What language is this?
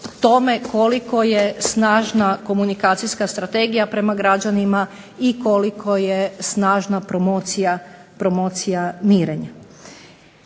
Croatian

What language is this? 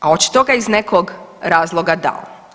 Croatian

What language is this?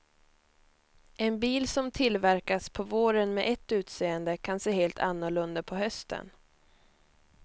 Swedish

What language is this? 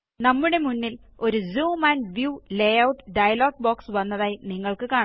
Malayalam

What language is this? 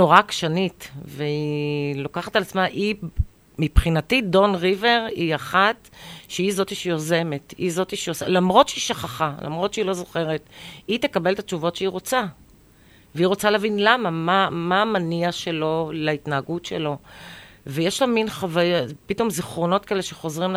Hebrew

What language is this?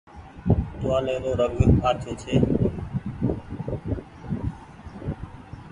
Goaria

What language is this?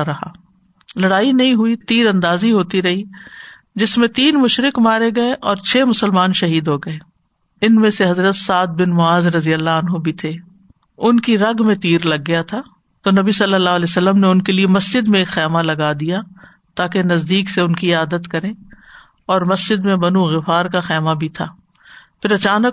Urdu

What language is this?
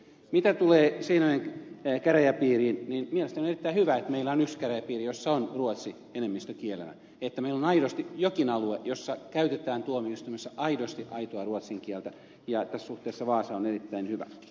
Finnish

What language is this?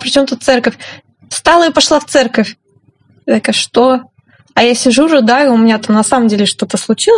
Russian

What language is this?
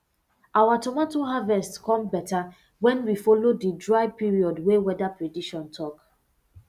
Nigerian Pidgin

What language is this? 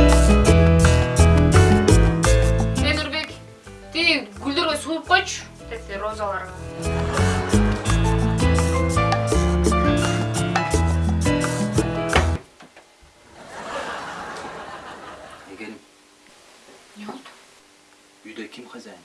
Turkish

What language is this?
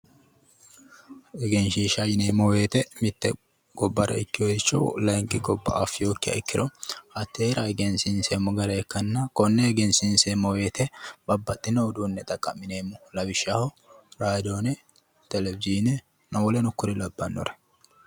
Sidamo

